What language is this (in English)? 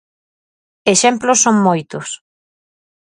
Galician